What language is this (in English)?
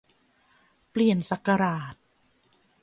Thai